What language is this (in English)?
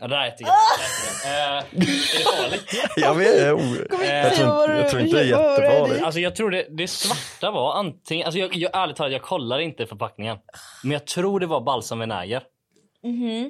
Swedish